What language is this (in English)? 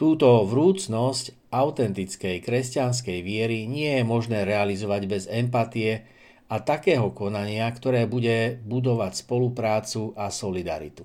Slovak